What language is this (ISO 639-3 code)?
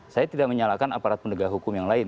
ind